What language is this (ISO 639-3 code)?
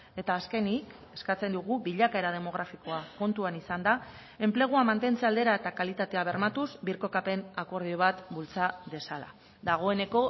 eus